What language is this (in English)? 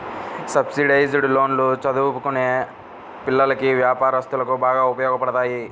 Telugu